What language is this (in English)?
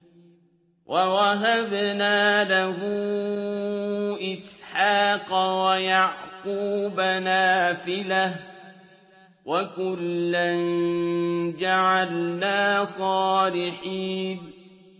Arabic